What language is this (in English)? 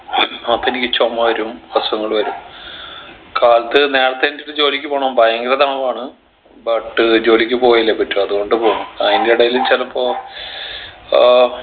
Malayalam